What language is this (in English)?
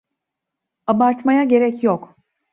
Turkish